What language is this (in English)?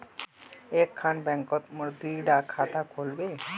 Magahi